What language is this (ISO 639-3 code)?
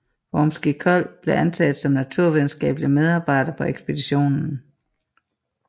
dan